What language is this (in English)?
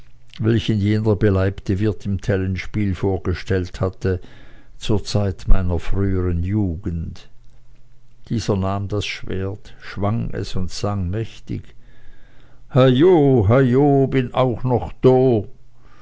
German